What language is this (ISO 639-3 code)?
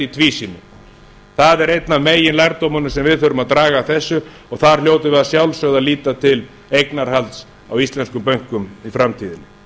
isl